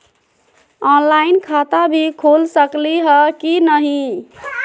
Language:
Magahi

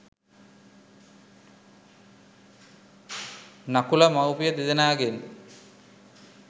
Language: Sinhala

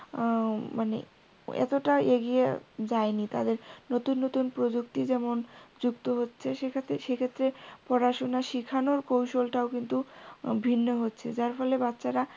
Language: Bangla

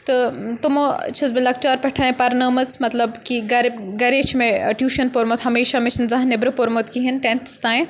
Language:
Kashmiri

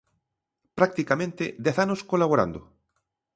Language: Galician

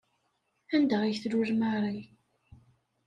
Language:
Kabyle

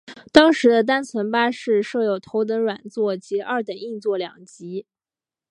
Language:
Chinese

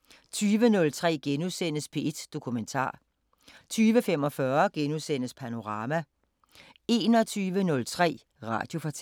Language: Danish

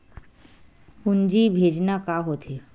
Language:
Chhattisgarhi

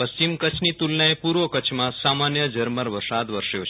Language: Gujarati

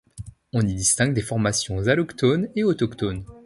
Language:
French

